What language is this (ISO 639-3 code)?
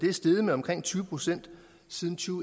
dan